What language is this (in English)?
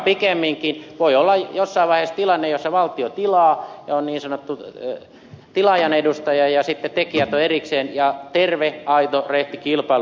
Finnish